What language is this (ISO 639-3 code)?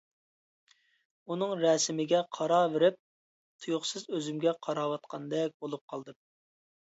uig